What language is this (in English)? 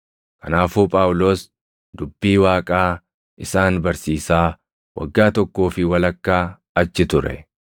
Oromo